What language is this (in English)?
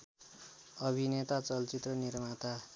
Nepali